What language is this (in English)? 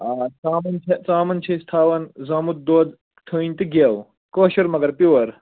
Kashmiri